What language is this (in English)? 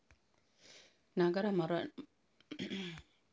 Kannada